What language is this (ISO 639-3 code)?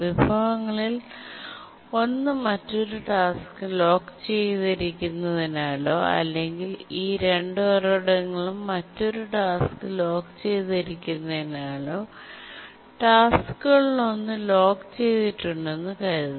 mal